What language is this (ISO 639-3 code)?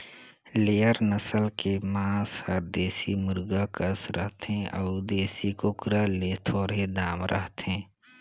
hne